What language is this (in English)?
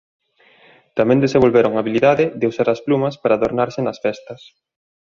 Galician